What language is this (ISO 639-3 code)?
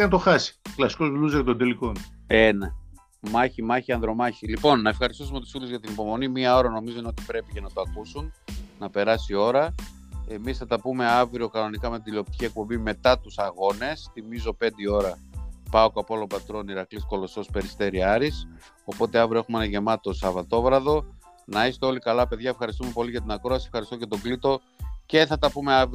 ell